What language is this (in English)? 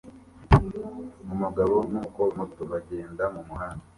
Kinyarwanda